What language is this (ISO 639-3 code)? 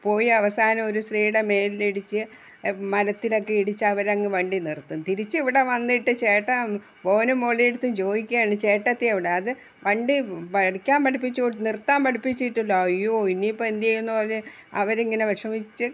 mal